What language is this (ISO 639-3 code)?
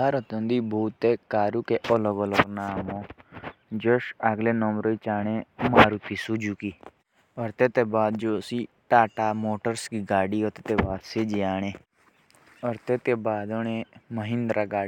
jns